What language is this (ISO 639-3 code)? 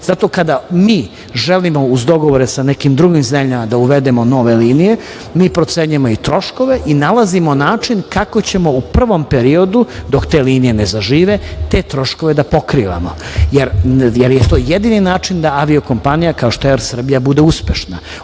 srp